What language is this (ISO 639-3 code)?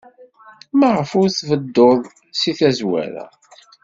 kab